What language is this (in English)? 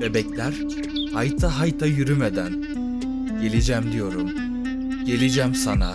Turkish